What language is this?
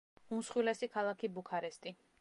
Georgian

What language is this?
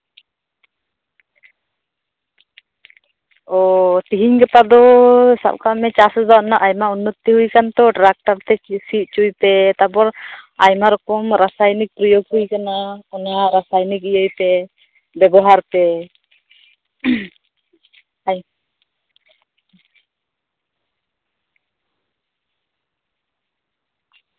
Santali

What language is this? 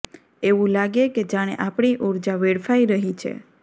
Gujarati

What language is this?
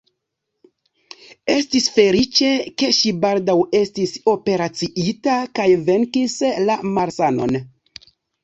Esperanto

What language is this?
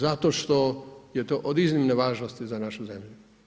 Croatian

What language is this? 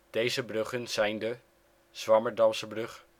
Dutch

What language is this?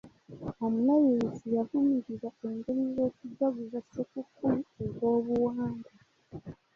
Ganda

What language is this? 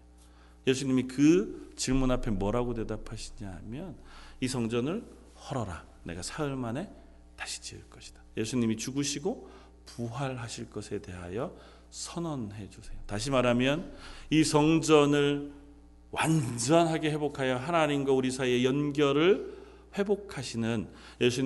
Korean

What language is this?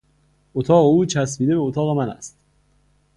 Persian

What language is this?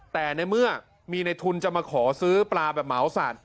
Thai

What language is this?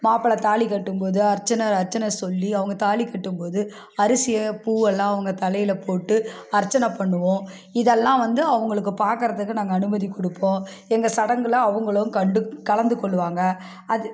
Tamil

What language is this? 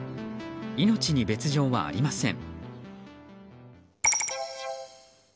Japanese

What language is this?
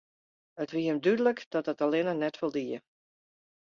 Western Frisian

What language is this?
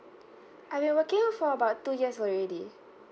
English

